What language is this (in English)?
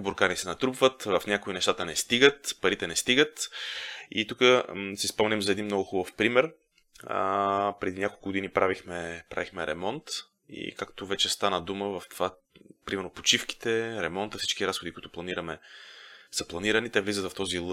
Bulgarian